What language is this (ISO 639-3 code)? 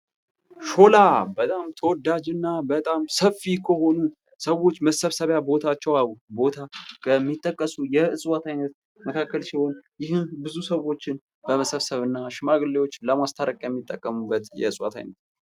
amh